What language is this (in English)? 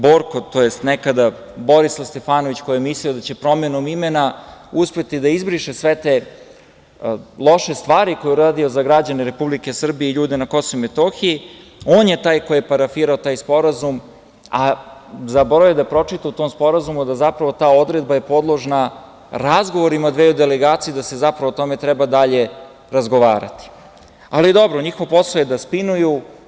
Serbian